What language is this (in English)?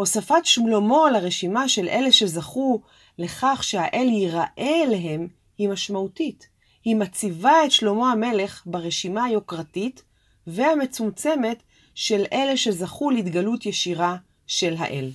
Hebrew